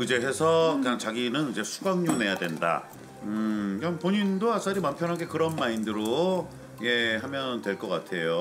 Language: Korean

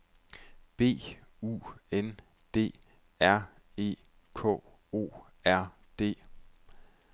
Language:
Danish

